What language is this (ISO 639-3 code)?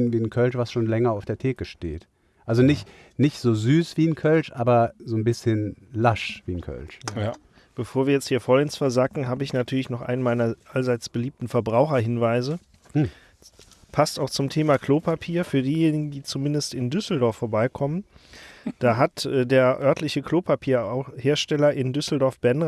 deu